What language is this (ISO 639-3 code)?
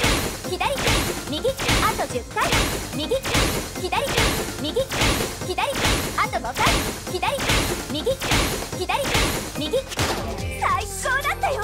jpn